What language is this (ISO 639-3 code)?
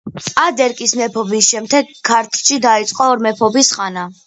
kat